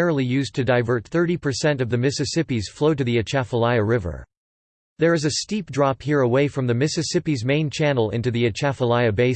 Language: English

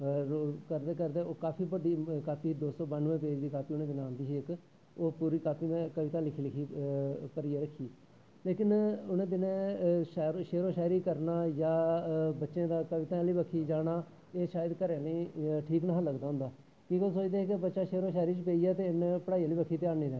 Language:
Dogri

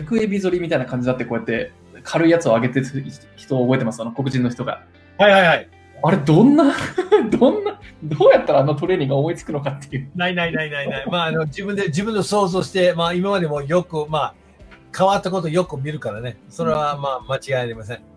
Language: Japanese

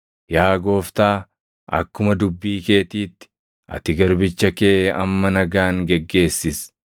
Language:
Oromo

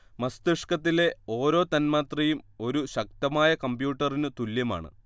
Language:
Malayalam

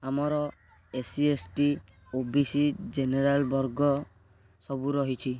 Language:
Odia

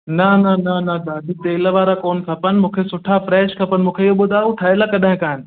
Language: Sindhi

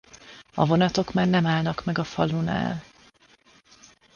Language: Hungarian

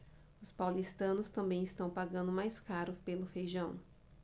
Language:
Portuguese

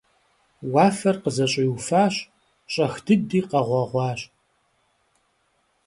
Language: Kabardian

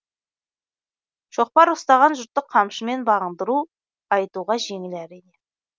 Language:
Kazakh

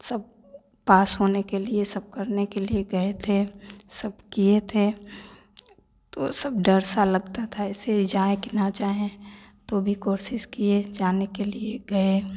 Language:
Hindi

